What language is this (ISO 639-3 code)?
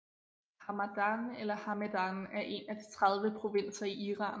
dan